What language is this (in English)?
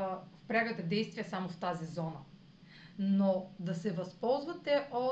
Bulgarian